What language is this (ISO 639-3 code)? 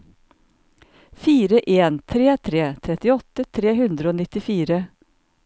nor